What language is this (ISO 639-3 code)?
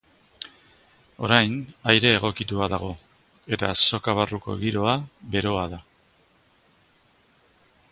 eus